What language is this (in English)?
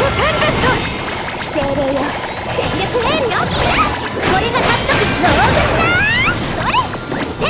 Japanese